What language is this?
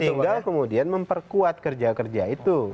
Indonesian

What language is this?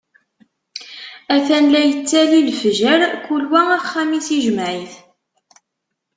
Kabyle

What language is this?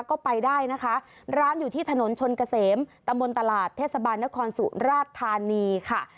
Thai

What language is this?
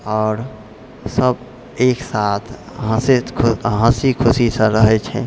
Maithili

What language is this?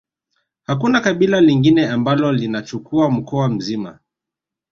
Swahili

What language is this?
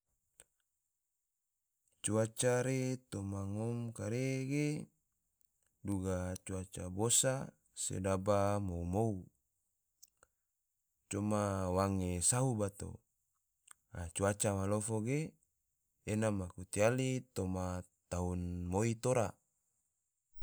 Tidore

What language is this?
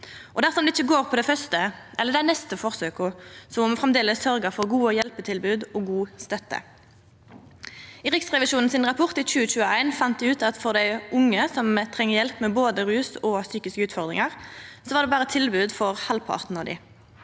Norwegian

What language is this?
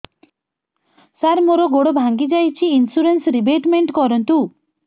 Odia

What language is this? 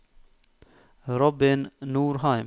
Norwegian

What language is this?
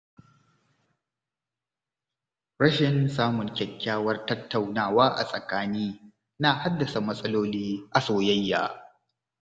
Hausa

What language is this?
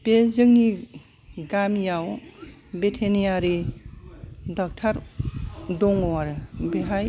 Bodo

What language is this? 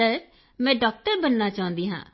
Punjabi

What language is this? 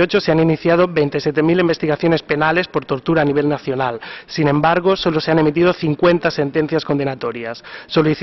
Spanish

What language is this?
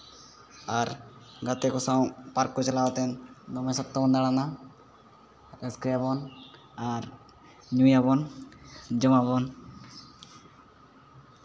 Santali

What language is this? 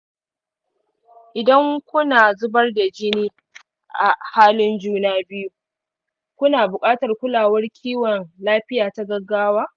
Hausa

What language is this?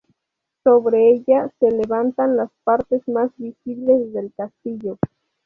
Spanish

